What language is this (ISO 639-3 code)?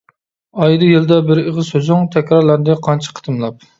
uig